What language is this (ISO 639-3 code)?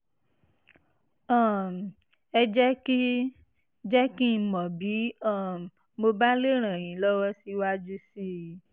yor